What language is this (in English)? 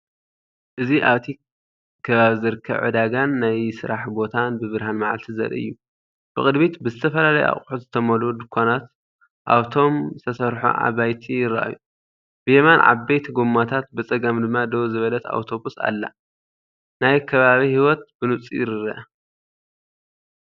Tigrinya